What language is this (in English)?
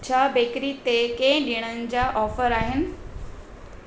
Sindhi